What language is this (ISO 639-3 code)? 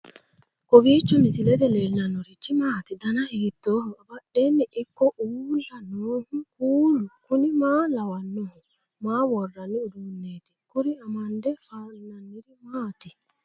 sid